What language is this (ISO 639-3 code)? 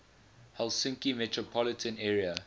eng